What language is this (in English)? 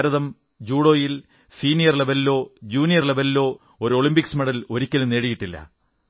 Malayalam